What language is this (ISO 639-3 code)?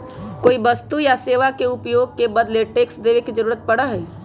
mag